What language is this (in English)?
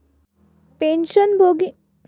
Marathi